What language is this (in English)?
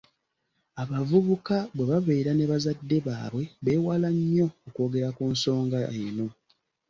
Ganda